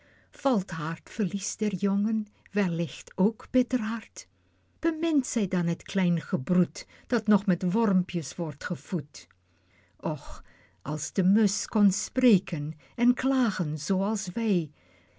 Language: Dutch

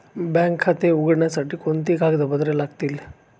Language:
Marathi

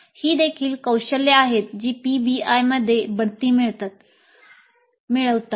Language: Marathi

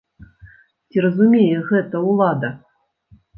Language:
Belarusian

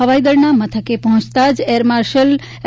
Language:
Gujarati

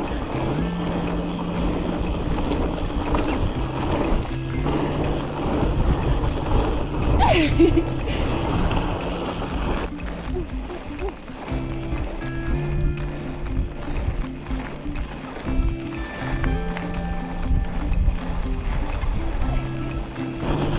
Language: German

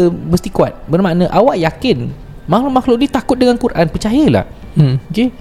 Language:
Malay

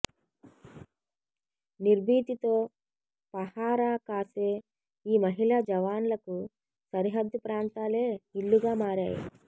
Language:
Telugu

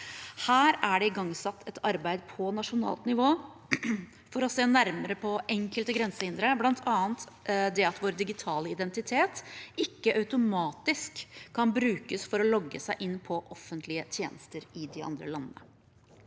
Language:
Norwegian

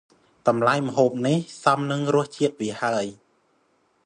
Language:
Khmer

